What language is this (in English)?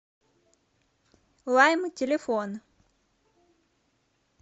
Russian